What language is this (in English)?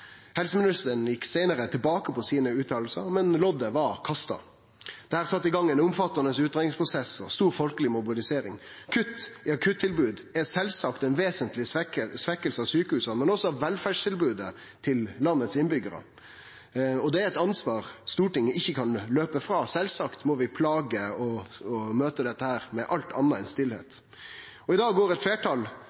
Norwegian Nynorsk